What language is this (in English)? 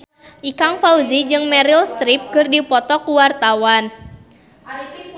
Sundanese